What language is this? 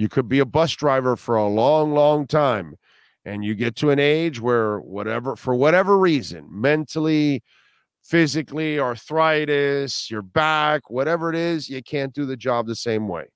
English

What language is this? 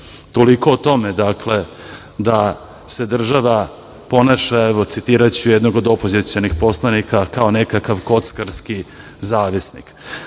Serbian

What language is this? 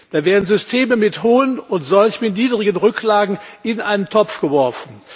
German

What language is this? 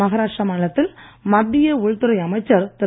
Tamil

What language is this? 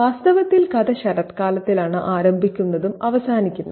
Malayalam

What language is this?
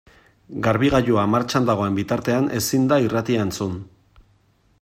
Basque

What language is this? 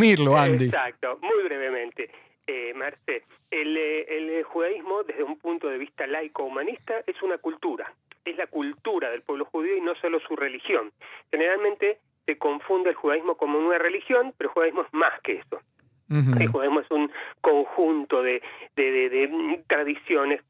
Spanish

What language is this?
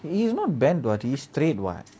English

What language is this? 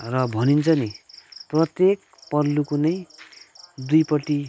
Nepali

